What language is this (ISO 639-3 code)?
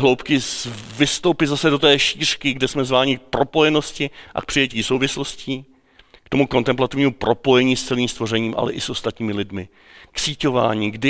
ces